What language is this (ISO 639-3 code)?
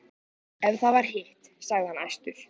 isl